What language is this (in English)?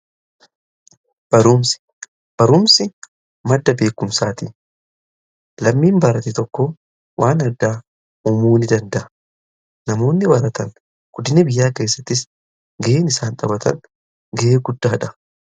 Oromo